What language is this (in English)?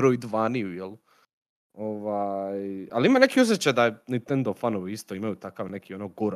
Croatian